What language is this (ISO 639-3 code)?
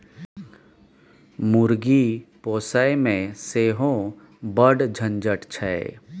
mai